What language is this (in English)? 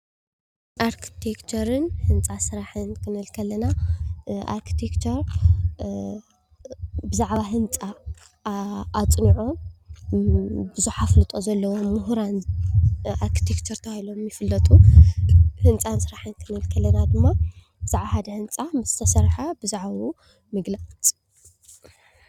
Tigrinya